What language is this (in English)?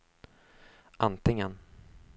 Swedish